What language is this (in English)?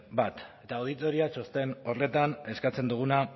Basque